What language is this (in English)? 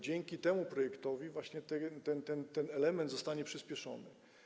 Polish